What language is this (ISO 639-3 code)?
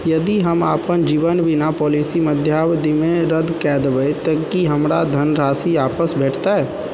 mai